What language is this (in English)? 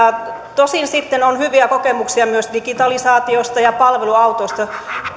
Finnish